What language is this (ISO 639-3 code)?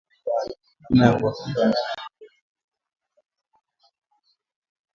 swa